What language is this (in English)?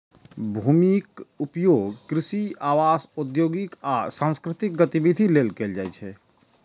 Maithili